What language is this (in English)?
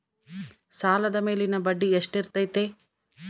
Kannada